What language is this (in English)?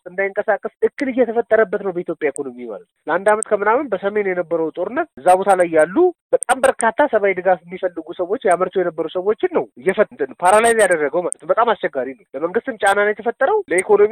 Amharic